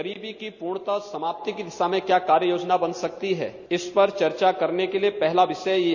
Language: Hindi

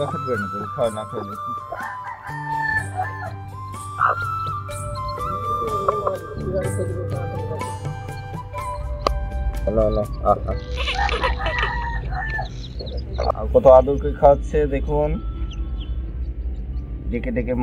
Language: Turkish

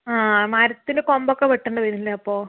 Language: Malayalam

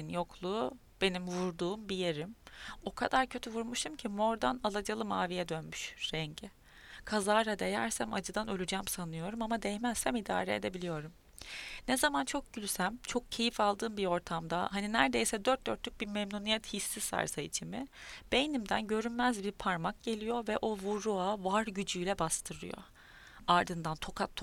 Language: Turkish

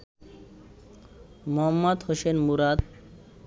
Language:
Bangla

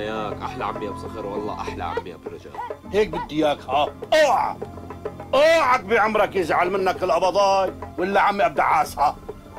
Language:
Arabic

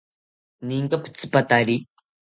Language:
South Ucayali Ashéninka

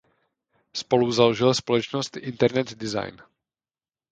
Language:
Czech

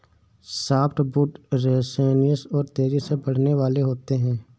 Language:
Hindi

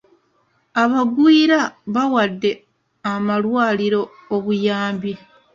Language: Ganda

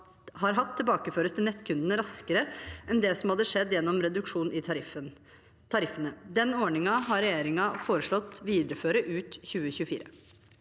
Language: Norwegian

